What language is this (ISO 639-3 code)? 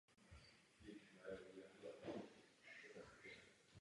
ces